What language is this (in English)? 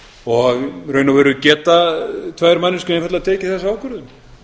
Icelandic